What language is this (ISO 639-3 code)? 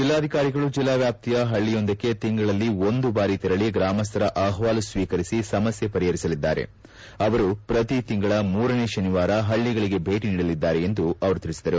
kan